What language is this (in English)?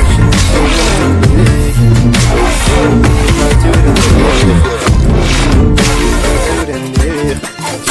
Arabic